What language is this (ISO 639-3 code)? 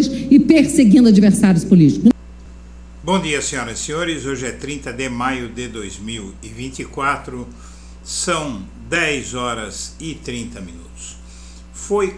por